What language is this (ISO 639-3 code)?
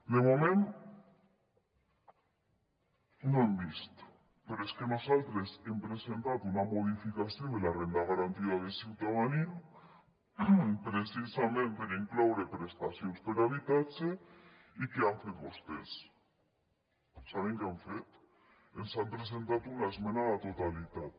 cat